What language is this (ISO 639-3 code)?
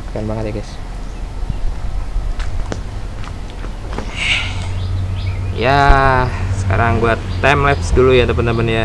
ind